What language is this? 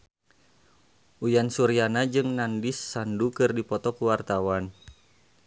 Sundanese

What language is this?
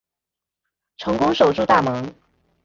Chinese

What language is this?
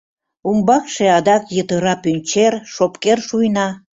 Mari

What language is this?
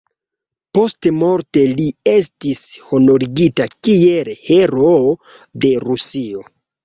Esperanto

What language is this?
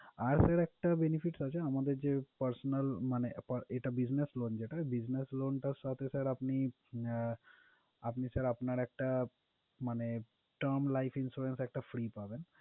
Bangla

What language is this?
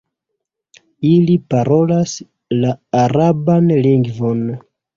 Esperanto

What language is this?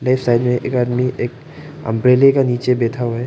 Hindi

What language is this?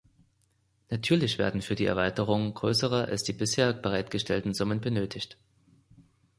German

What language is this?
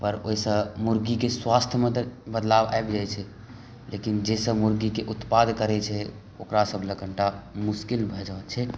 Maithili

